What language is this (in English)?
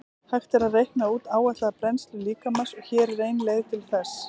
Icelandic